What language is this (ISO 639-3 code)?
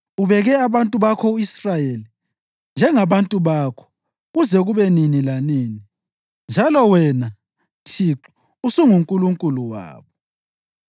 nde